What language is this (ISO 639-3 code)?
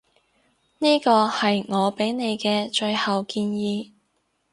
yue